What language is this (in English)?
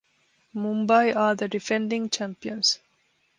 English